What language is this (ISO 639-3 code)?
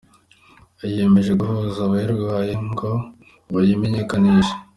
kin